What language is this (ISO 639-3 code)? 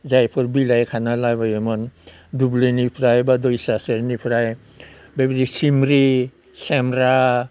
brx